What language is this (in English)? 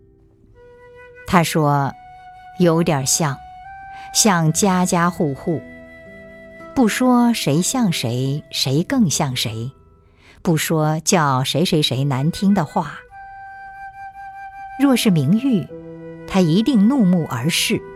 Chinese